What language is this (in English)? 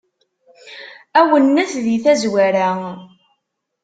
Kabyle